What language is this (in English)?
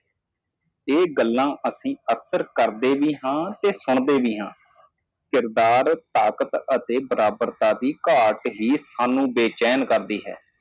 Punjabi